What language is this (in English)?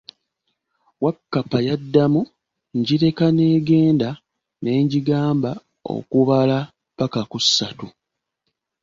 Ganda